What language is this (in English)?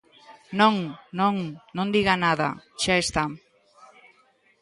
Galician